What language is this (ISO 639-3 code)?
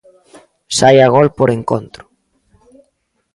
glg